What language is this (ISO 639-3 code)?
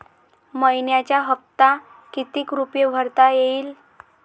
mar